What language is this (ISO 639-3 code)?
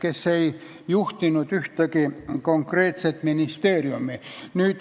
est